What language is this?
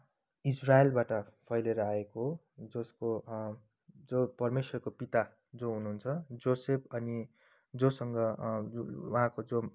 Nepali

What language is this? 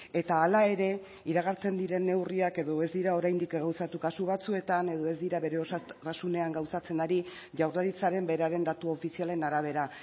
Basque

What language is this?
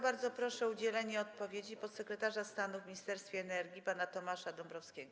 Polish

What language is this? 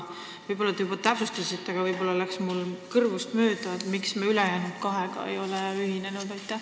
Estonian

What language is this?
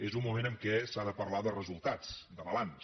Catalan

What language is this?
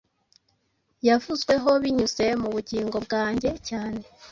Kinyarwanda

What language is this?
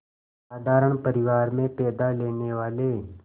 Hindi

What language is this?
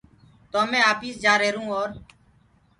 Gurgula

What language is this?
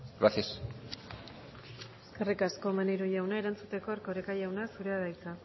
Basque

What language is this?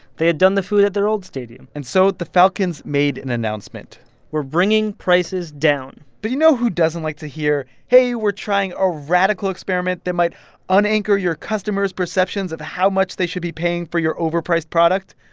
English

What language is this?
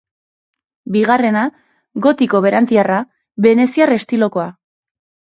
Basque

